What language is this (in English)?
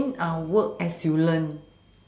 English